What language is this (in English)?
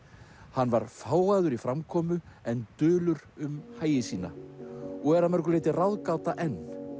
Icelandic